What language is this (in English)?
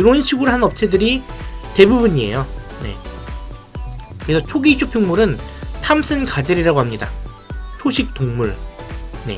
Korean